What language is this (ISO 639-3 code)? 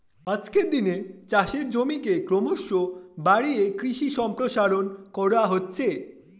ben